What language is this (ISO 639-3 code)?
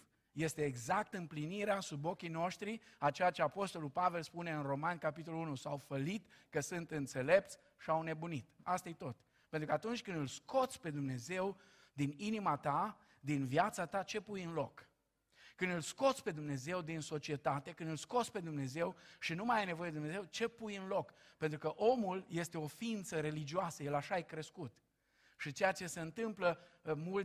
ron